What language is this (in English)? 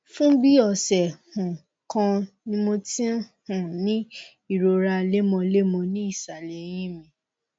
Yoruba